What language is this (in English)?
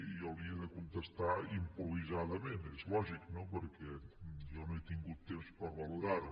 Catalan